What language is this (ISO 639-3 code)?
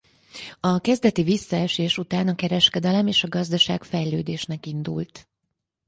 hun